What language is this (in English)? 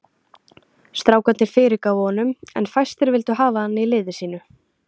Icelandic